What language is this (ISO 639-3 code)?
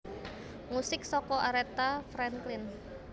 jav